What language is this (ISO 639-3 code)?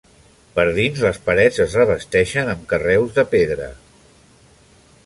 cat